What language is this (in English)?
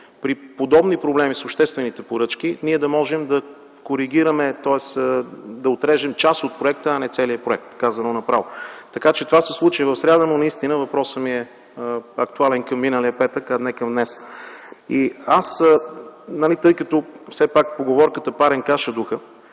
Bulgarian